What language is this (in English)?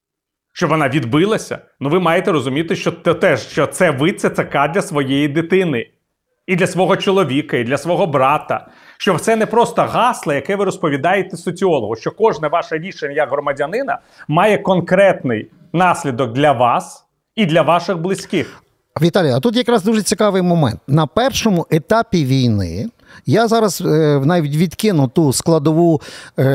Ukrainian